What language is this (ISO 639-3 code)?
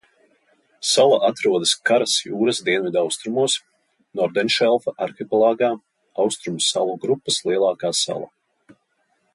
lav